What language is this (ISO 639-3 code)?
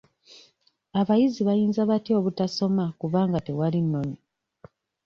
lug